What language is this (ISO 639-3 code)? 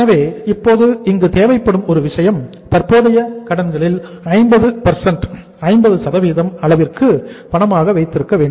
tam